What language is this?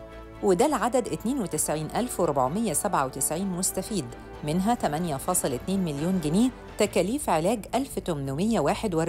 Arabic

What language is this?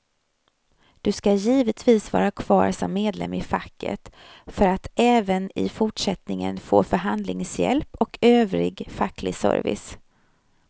Swedish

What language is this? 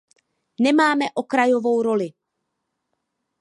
Czech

